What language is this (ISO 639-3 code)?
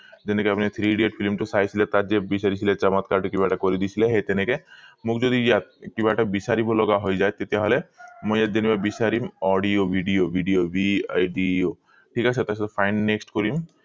asm